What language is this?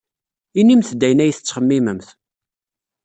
Kabyle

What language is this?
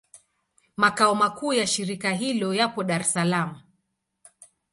Swahili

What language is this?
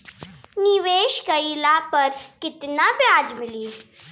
Bhojpuri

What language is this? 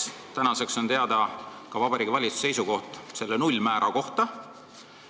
Estonian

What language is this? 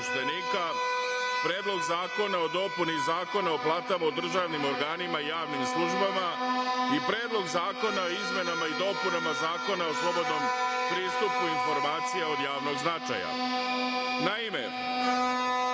Serbian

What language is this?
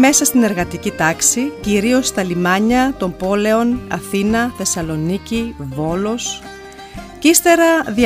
Greek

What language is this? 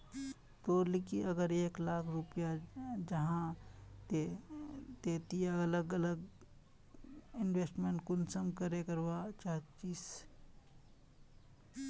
Magahi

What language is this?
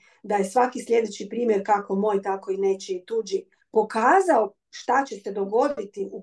Croatian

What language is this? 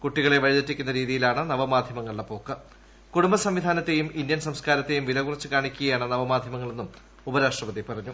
Malayalam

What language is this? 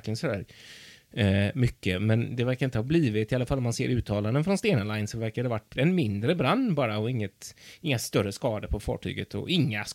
Swedish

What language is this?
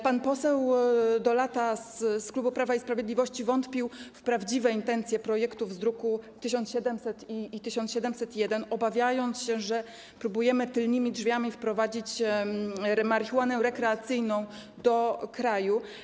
Polish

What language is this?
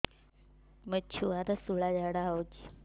Odia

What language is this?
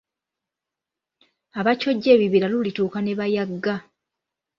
Ganda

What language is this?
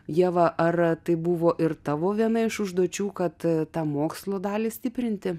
Lithuanian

